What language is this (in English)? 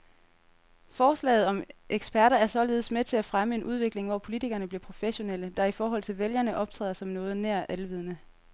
Danish